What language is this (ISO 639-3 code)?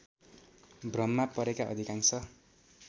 nep